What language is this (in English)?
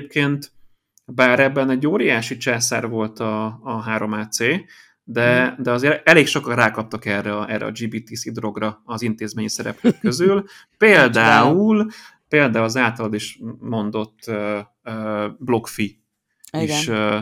Hungarian